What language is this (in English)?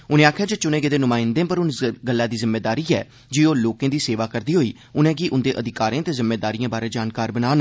Dogri